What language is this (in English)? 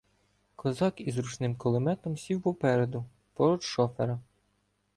Ukrainian